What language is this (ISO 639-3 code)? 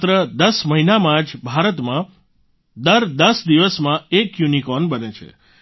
guj